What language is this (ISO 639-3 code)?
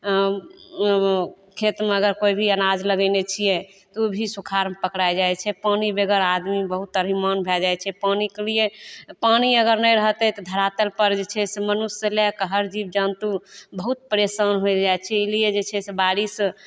mai